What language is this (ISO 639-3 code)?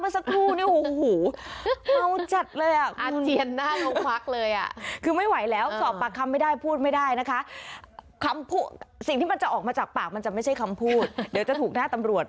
tha